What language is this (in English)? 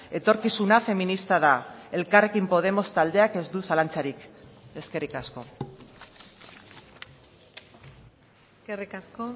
Basque